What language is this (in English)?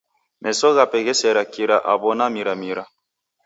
Taita